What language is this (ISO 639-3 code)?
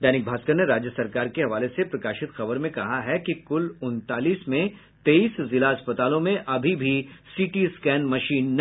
hin